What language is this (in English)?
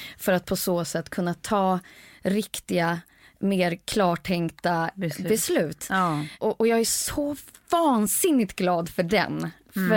Swedish